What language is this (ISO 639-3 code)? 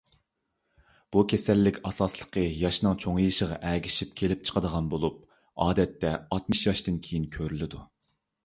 uig